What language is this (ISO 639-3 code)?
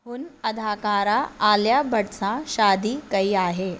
snd